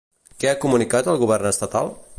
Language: Catalan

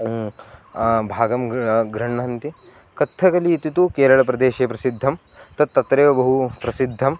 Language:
Sanskrit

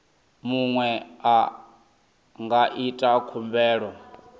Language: Venda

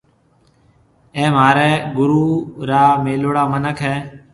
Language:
Marwari (Pakistan)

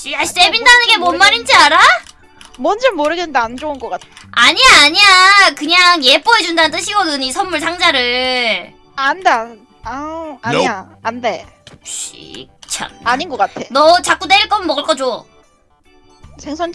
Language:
Korean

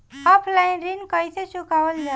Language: Bhojpuri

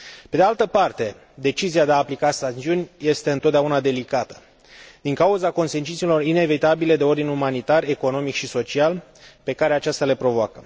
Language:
Romanian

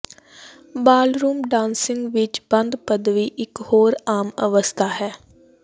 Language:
Punjabi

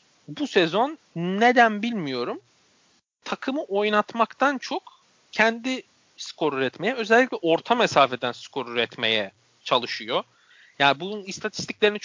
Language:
Turkish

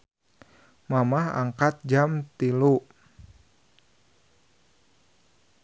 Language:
Sundanese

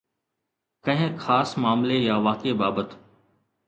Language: Sindhi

